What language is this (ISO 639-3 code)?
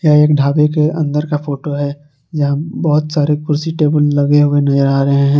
hin